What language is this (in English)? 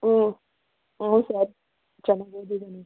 Kannada